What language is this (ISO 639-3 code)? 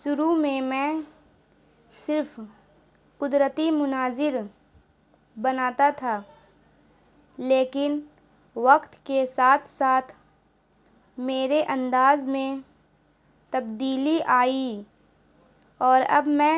urd